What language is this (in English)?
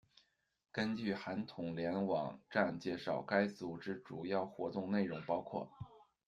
Chinese